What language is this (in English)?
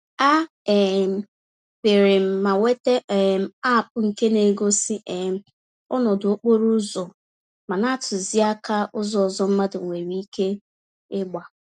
Igbo